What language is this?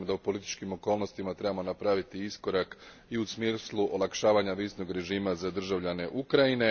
Croatian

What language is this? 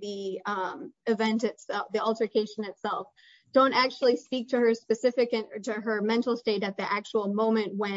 English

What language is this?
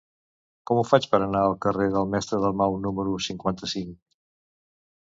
Catalan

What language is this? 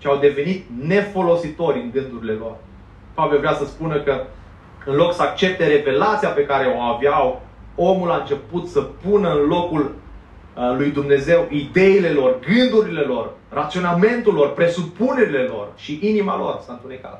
Romanian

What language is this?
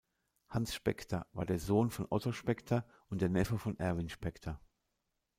German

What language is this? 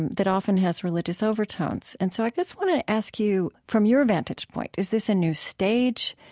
English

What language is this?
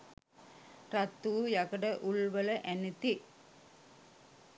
Sinhala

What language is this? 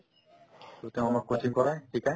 Assamese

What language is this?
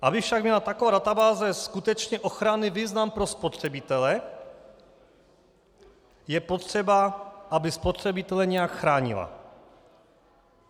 Czech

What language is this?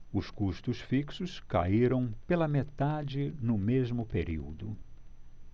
Portuguese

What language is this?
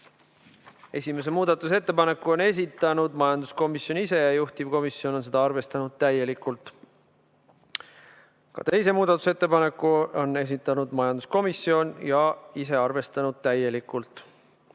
Estonian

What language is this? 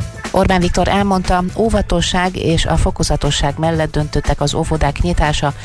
Hungarian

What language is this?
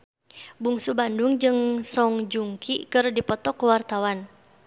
Sundanese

